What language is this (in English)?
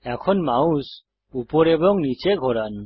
Bangla